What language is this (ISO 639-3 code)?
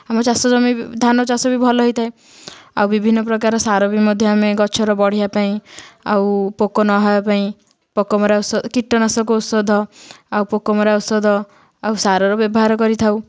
ori